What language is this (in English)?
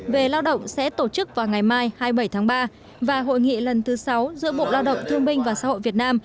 Vietnamese